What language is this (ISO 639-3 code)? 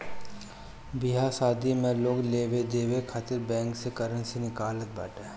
bho